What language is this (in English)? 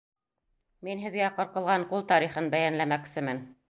Bashkir